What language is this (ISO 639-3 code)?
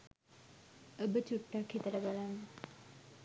sin